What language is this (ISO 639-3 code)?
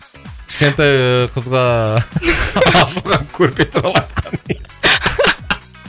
kaz